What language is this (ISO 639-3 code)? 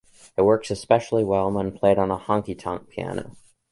eng